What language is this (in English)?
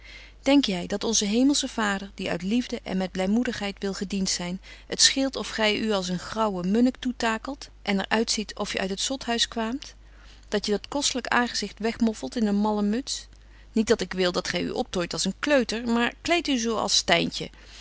Dutch